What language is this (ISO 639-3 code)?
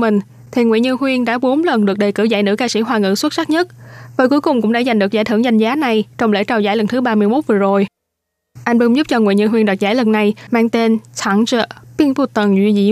vie